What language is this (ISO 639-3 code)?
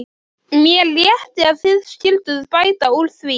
isl